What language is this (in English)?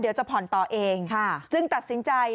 Thai